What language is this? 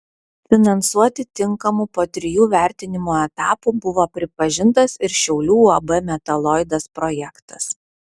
Lithuanian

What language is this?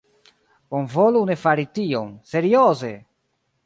Esperanto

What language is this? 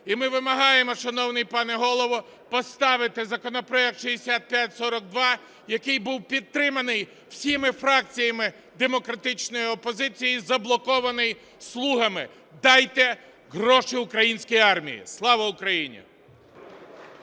Ukrainian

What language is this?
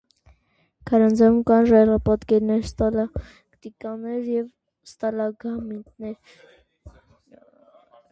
Armenian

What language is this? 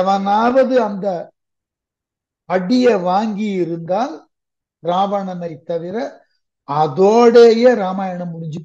Tamil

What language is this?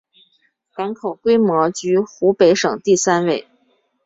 Chinese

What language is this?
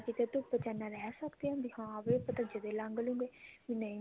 Punjabi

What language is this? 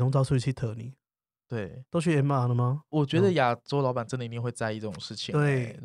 Chinese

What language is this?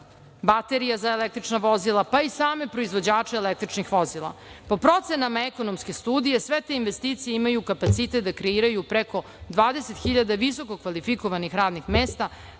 Serbian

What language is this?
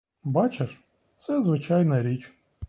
Ukrainian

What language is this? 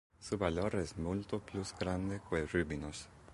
Interlingua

